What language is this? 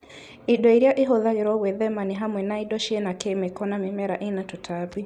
Kikuyu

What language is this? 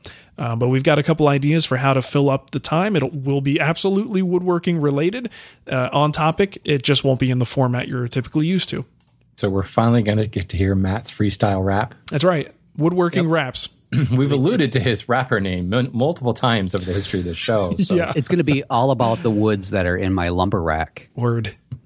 English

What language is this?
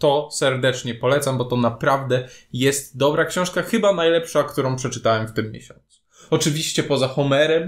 Polish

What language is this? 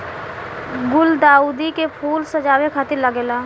Bhojpuri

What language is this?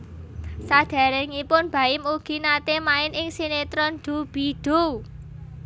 Javanese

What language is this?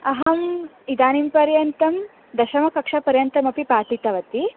Sanskrit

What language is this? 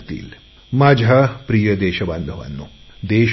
Marathi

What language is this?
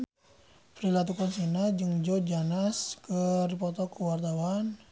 Sundanese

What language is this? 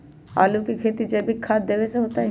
Magahi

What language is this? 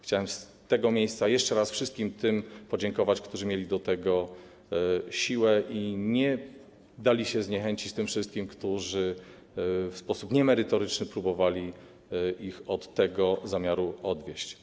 Polish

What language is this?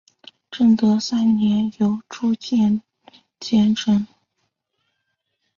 Chinese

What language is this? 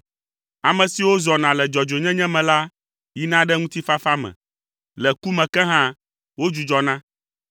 Ewe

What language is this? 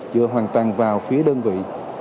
Vietnamese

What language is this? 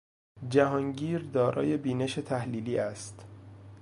Persian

